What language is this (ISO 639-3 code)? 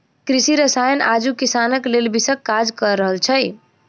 mai